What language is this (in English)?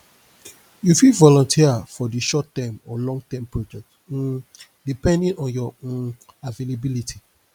Nigerian Pidgin